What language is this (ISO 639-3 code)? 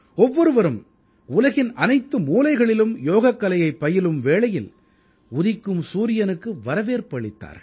tam